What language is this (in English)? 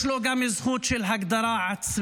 Hebrew